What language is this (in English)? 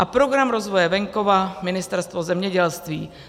Czech